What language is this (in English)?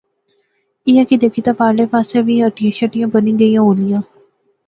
Pahari-Potwari